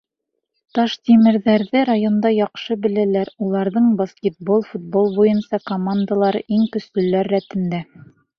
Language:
Bashkir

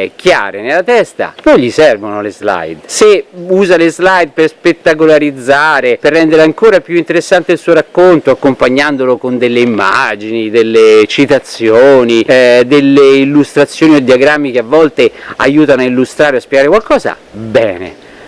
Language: Italian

